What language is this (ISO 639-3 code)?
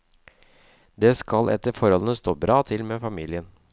nor